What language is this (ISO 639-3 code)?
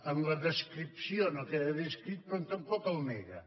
cat